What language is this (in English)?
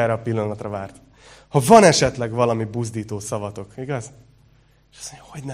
Hungarian